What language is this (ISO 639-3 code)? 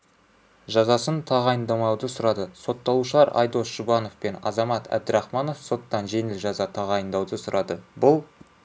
kaz